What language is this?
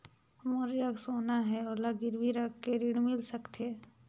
Chhattisgarhi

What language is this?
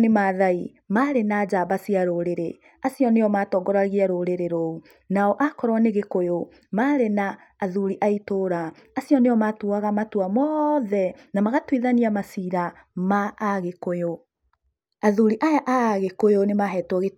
Kikuyu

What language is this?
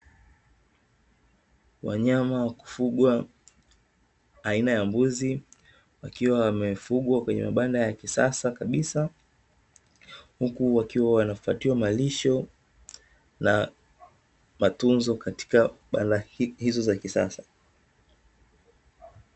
Swahili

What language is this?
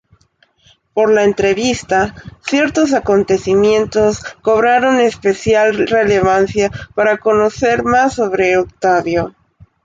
Spanish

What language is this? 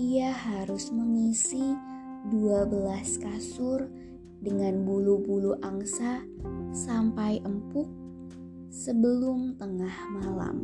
Indonesian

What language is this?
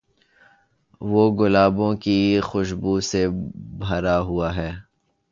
Urdu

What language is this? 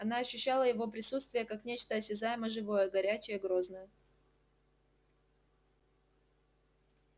Russian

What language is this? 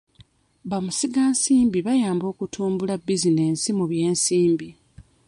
Ganda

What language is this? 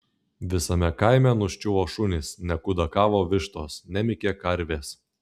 Lithuanian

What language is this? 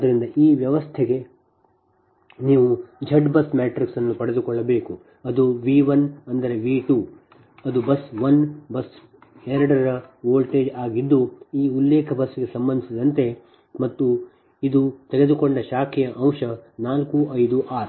Kannada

